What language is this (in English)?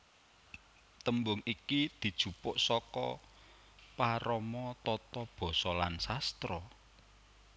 Javanese